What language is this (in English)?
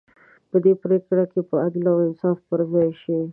Pashto